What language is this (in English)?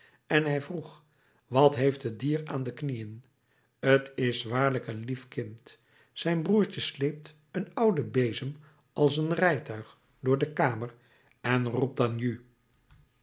Dutch